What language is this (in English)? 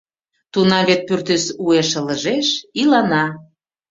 Mari